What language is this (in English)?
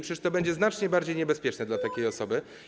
Polish